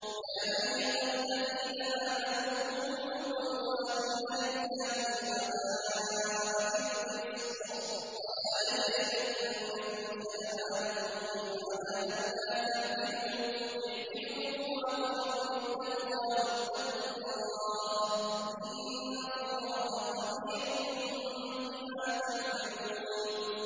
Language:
Arabic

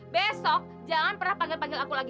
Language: Indonesian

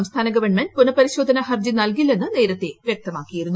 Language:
Malayalam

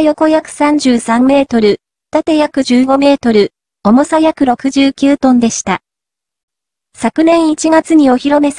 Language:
Japanese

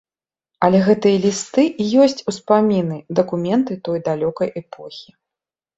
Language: Belarusian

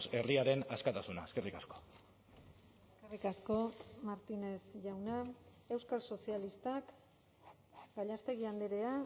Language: Basque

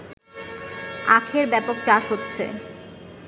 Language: Bangla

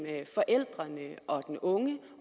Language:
Danish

